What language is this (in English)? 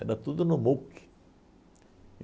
Portuguese